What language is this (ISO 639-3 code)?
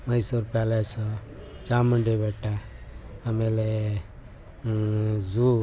kan